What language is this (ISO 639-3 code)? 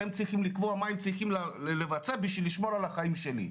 heb